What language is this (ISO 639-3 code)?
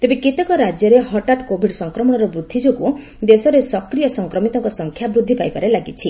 ori